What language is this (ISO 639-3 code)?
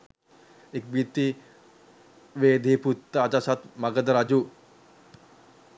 sin